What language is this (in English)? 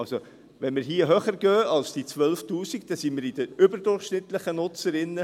Swiss German